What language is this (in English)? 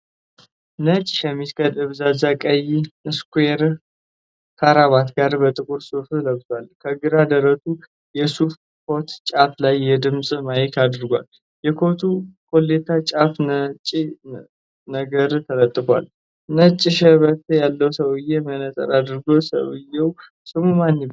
Amharic